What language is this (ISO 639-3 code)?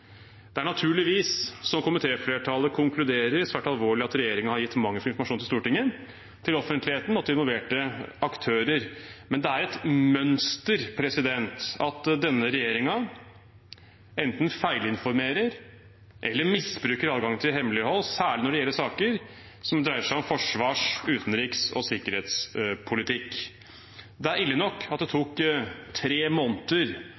nob